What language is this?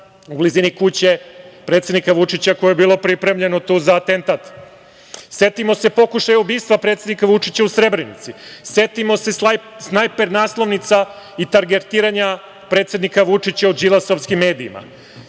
Serbian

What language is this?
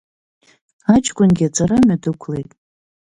Abkhazian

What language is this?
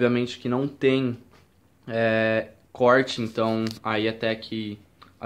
Portuguese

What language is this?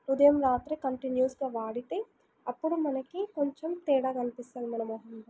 Telugu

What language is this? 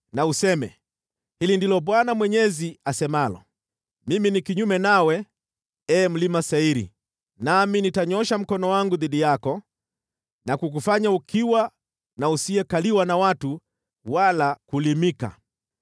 Swahili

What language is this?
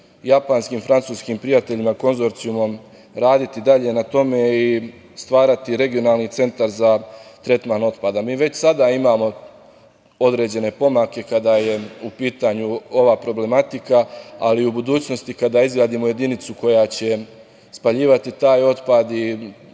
Serbian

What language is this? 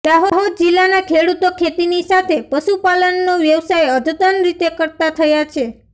Gujarati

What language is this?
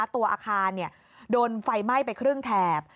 Thai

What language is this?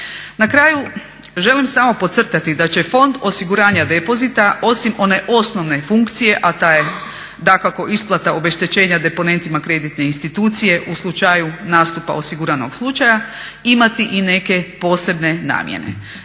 Croatian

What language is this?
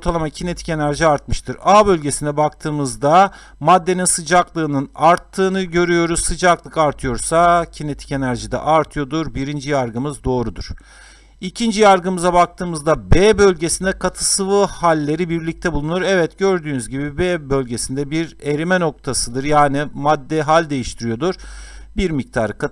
Turkish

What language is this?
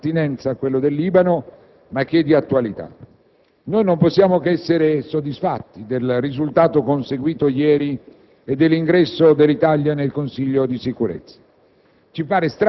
Italian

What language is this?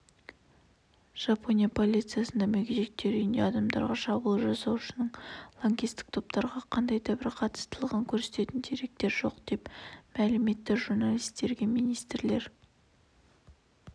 Kazakh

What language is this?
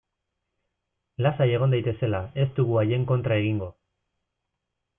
Basque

